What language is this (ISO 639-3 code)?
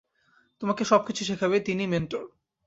ben